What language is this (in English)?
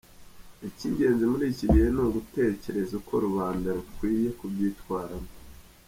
Kinyarwanda